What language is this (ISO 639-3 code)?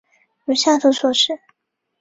zho